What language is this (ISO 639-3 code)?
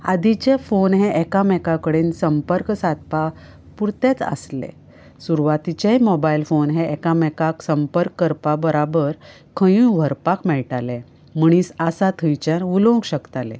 kok